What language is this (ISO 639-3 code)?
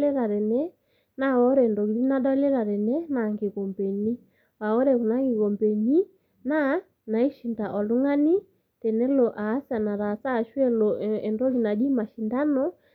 mas